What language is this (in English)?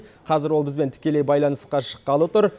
Kazakh